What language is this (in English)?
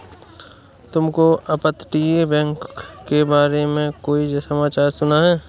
Hindi